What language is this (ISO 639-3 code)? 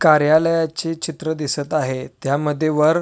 mar